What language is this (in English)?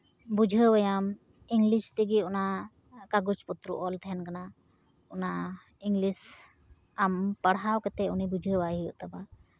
Santali